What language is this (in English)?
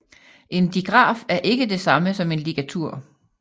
Danish